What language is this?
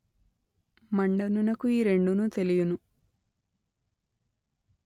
Telugu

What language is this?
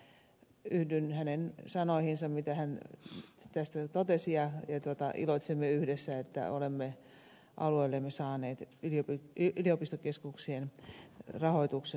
Finnish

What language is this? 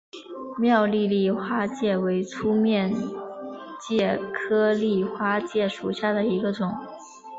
Chinese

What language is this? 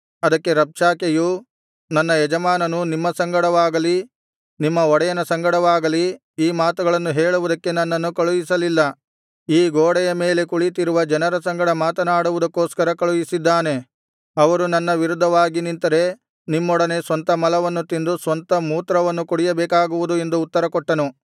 Kannada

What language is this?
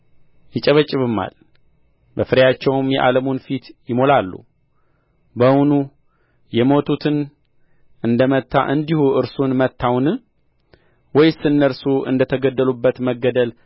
Amharic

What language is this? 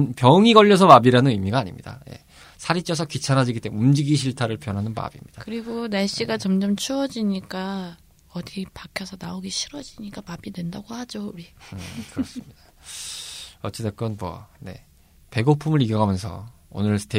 Korean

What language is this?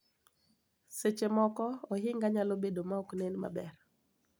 Luo (Kenya and Tanzania)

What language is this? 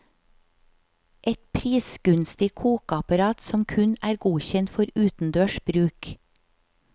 Norwegian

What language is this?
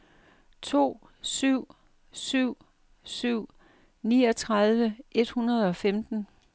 Danish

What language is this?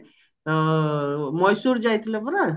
Odia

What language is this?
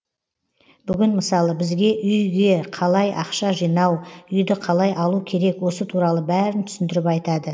Kazakh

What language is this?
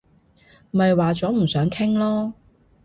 Cantonese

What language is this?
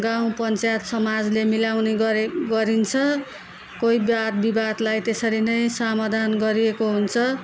Nepali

